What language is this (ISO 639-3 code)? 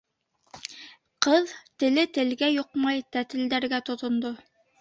bak